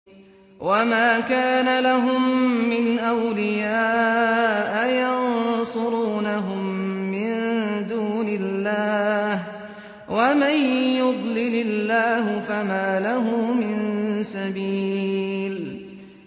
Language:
Arabic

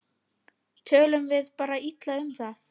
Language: Icelandic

